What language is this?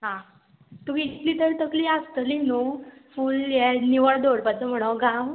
Konkani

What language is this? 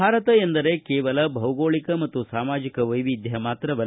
Kannada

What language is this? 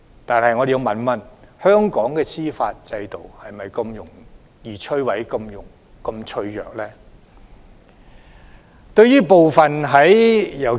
Cantonese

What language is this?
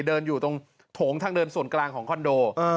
Thai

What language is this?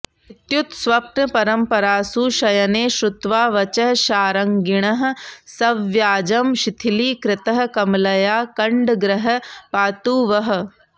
Sanskrit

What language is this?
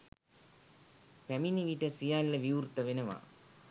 Sinhala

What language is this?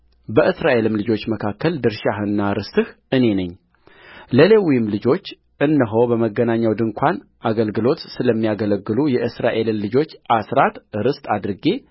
Amharic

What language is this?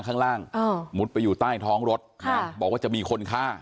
Thai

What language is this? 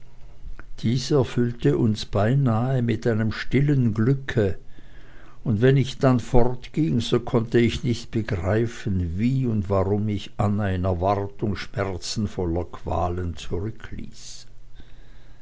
German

